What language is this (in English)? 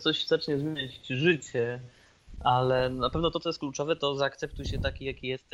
Polish